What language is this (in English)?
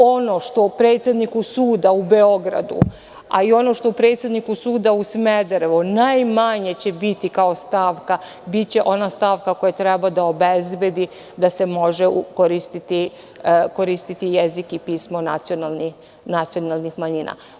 Serbian